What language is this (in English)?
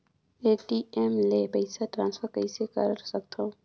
Chhattisgarhi